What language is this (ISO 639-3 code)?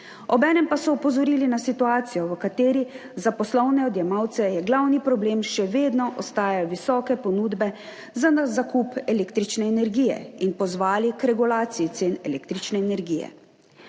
slv